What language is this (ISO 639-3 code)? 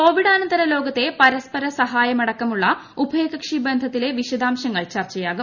mal